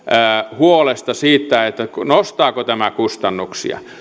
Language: Finnish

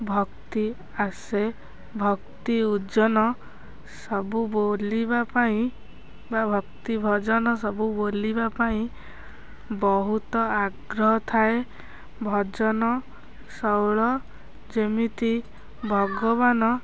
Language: Odia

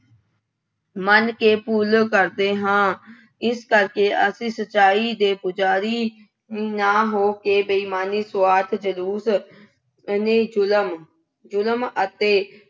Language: Punjabi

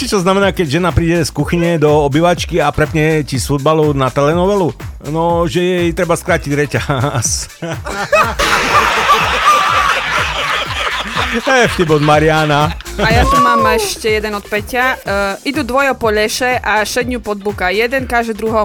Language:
Slovak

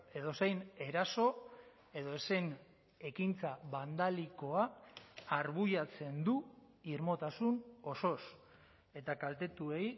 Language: Basque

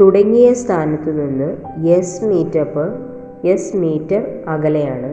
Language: Malayalam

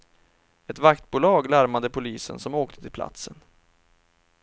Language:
Swedish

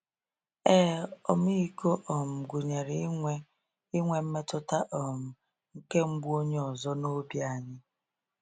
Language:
Igbo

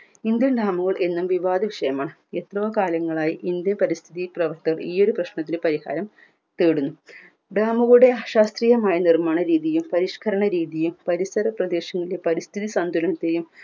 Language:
Malayalam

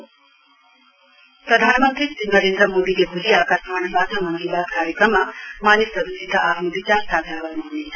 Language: Nepali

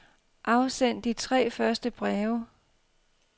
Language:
Danish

